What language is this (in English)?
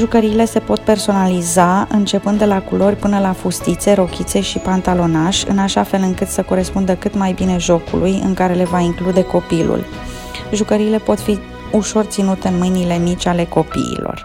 Romanian